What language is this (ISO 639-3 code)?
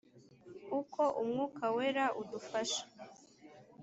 kin